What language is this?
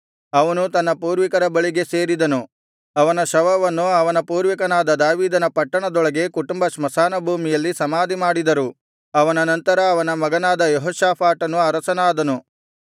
Kannada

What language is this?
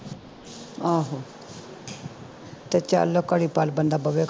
Punjabi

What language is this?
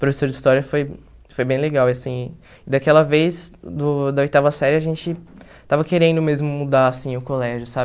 Portuguese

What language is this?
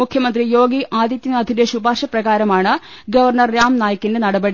Malayalam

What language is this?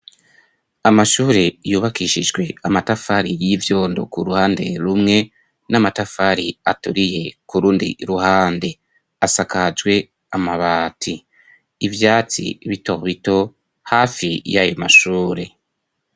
Rundi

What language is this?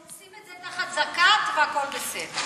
Hebrew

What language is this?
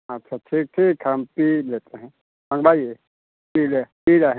Hindi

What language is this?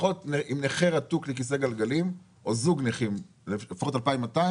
Hebrew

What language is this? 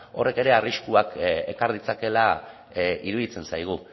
Basque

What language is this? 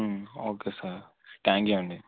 Telugu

